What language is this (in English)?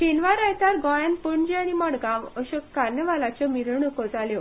Konkani